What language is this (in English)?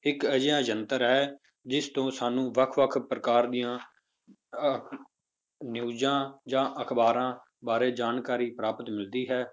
Punjabi